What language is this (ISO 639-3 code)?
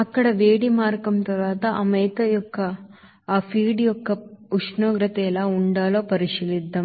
tel